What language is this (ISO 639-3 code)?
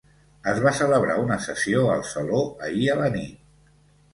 cat